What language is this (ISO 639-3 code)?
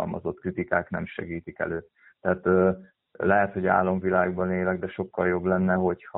hun